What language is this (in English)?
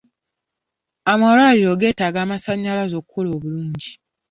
Ganda